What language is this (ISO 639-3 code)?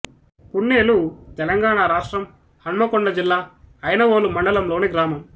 tel